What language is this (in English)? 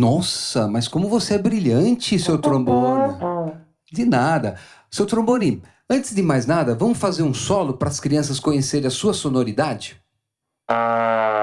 Portuguese